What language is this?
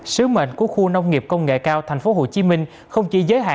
Vietnamese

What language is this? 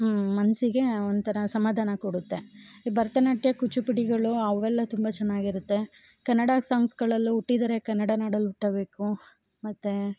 Kannada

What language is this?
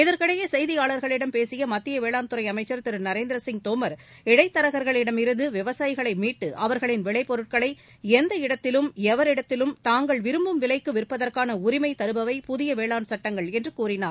Tamil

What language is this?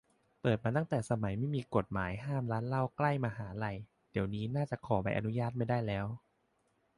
Thai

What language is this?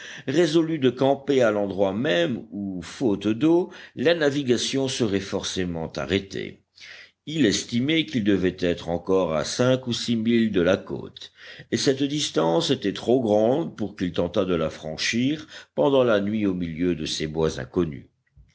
French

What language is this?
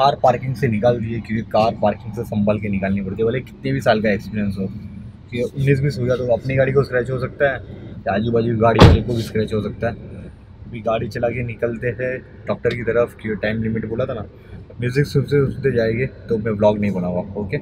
Hindi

